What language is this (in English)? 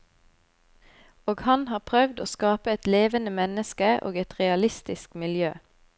Norwegian